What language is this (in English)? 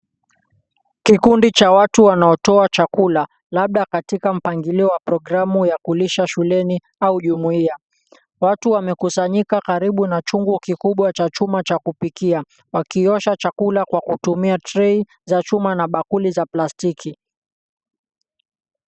Swahili